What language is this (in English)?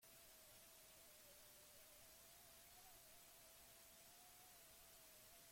Basque